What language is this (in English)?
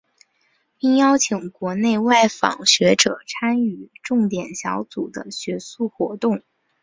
Chinese